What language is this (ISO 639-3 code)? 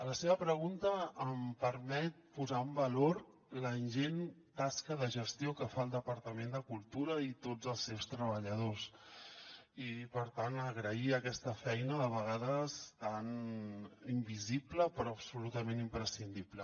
cat